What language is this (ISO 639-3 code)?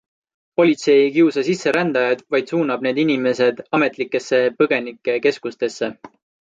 est